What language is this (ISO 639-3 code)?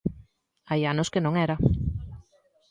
glg